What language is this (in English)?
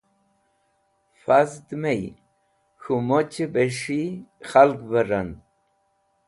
Wakhi